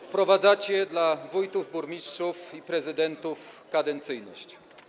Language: Polish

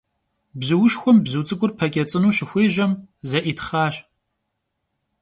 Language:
Kabardian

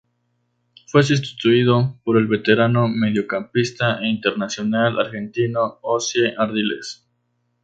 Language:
Spanish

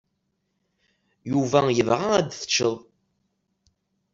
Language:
Kabyle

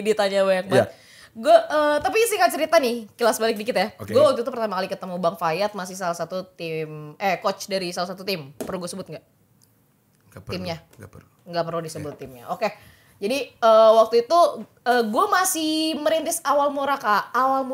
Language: Indonesian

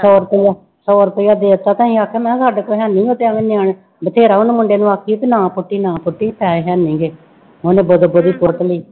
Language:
Punjabi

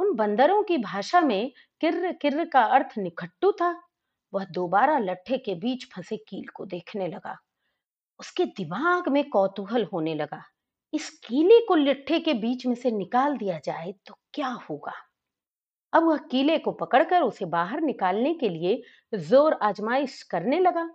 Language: Hindi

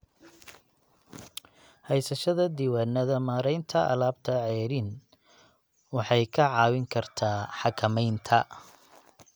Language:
Somali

